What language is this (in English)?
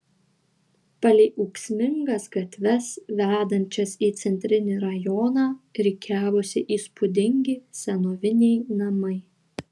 Lithuanian